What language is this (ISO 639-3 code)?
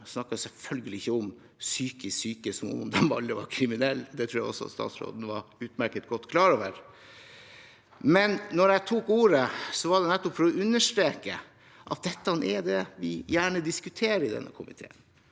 nor